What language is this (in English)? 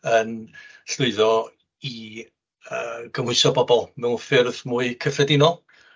Welsh